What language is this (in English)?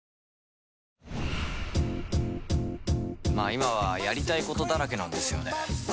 Japanese